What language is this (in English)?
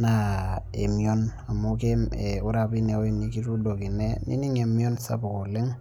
Masai